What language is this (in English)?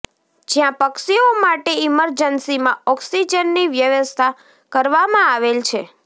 Gujarati